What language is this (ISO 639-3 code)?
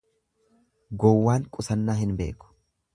orm